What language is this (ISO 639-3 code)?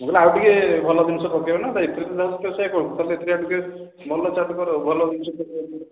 ori